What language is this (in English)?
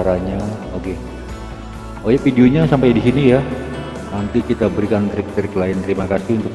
Indonesian